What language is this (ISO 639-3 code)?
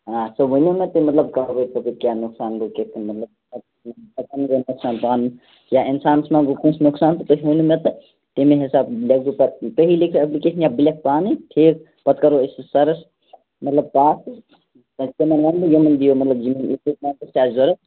kas